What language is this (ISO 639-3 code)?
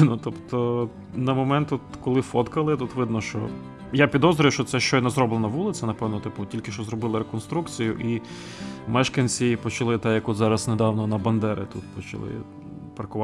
ukr